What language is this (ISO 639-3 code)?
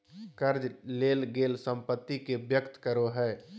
mag